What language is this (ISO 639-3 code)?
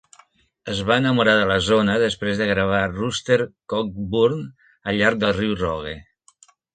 cat